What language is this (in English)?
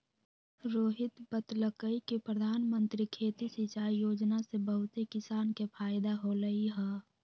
Magahi